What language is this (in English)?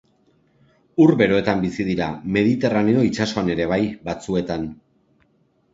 Basque